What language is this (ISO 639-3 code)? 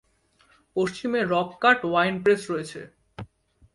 ben